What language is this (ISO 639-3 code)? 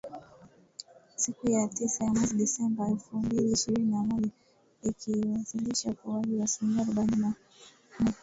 swa